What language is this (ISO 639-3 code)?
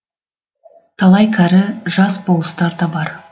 kaz